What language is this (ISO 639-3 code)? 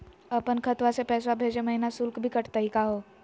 mag